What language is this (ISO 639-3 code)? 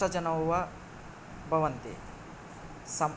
san